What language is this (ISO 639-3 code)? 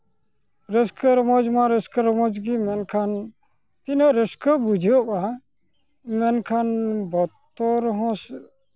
sat